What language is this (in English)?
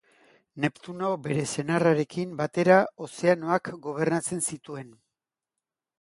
Basque